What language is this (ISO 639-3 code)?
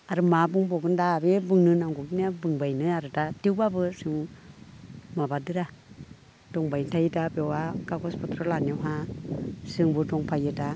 brx